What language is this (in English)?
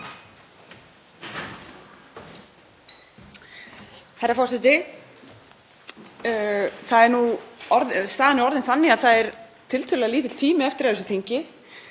Icelandic